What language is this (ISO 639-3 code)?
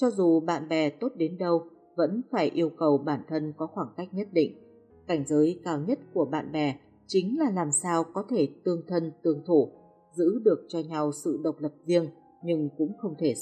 vie